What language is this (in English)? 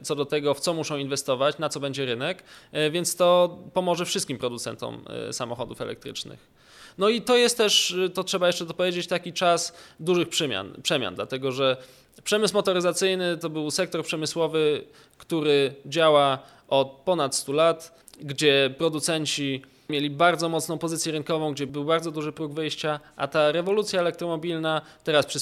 Polish